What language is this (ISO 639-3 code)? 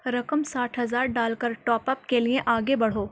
urd